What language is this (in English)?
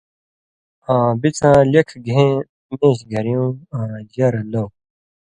Indus Kohistani